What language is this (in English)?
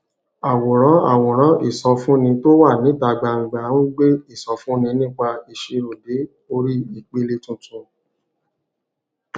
Yoruba